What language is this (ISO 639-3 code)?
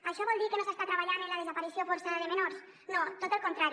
cat